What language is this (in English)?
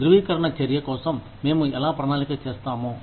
Telugu